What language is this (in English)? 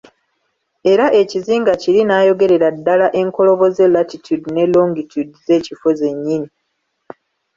Ganda